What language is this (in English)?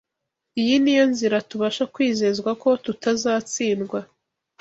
Kinyarwanda